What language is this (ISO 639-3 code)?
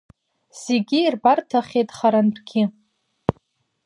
abk